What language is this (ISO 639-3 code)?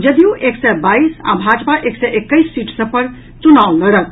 mai